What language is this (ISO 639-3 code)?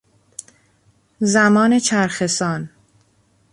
fas